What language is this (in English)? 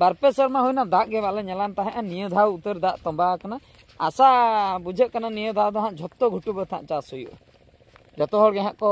Hindi